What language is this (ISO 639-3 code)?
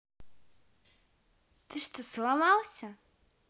rus